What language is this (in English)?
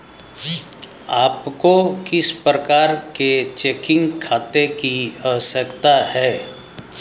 Hindi